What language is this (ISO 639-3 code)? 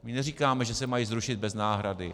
ces